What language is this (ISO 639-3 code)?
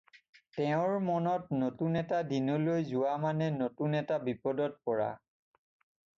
asm